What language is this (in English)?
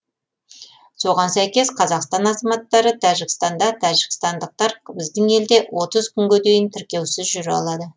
Kazakh